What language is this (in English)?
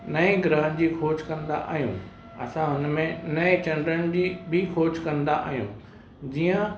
Sindhi